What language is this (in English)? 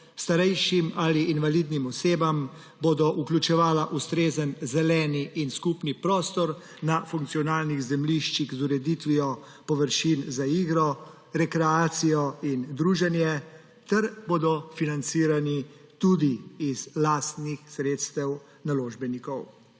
Slovenian